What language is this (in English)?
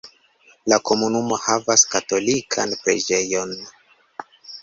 Esperanto